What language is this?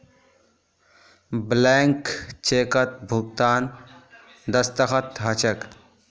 Magahi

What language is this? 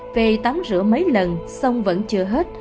Vietnamese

